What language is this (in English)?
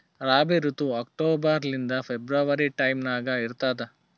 Kannada